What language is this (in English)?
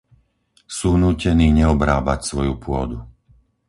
Slovak